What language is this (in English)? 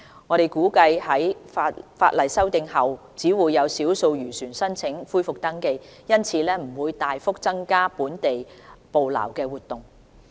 Cantonese